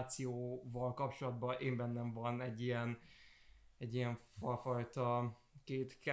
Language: Hungarian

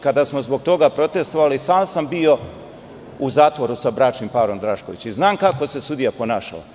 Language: Serbian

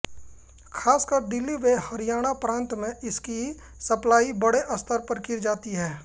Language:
Hindi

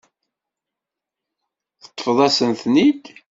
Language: Kabyle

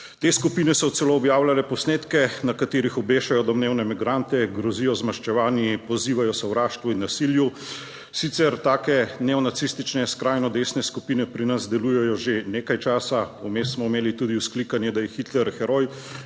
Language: Slovenian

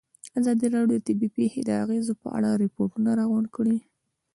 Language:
Pashto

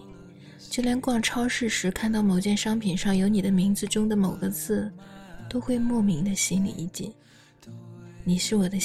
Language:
Chinese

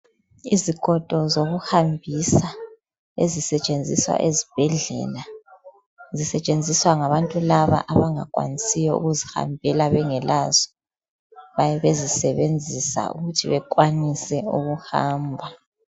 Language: North Ndebele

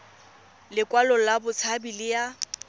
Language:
Tswana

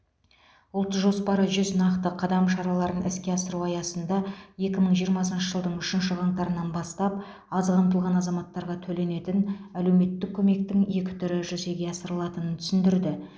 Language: Kazakh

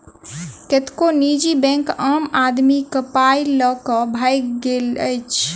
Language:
Maithili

